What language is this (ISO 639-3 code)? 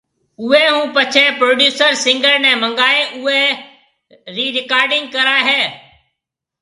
mve